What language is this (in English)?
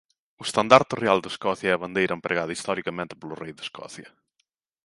Galician